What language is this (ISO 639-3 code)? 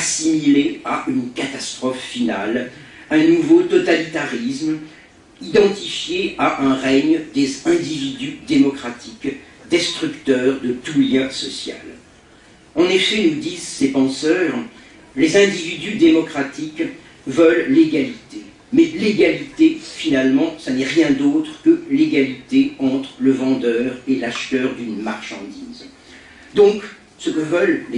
fra